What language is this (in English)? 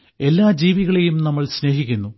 Malayalam